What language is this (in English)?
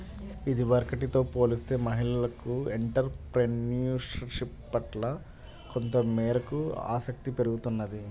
Telugu